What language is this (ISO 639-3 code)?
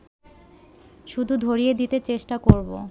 ben